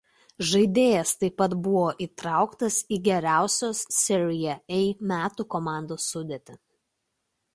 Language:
Lithuanian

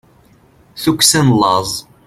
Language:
Kabyle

